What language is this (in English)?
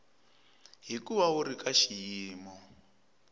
Tsonga